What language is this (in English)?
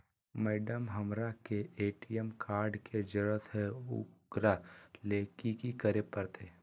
Magahi